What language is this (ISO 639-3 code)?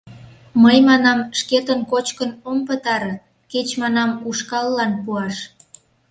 chm